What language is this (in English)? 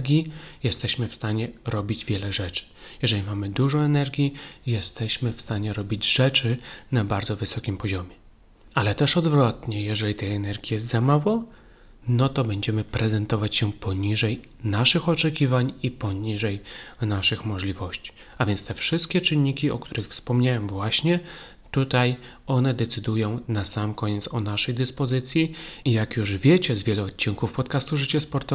Polish